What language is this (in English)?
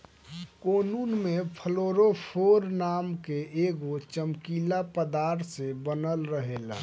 Bhojpuri